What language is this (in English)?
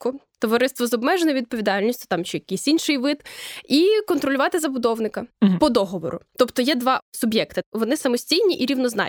Ukrainian